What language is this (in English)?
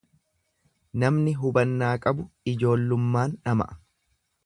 Oromo